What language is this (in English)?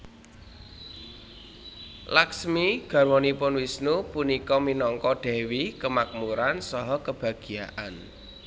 Javanese